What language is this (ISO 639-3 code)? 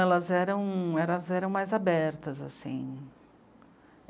por